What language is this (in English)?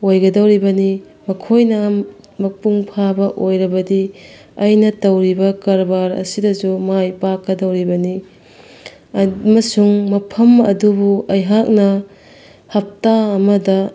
Manipuri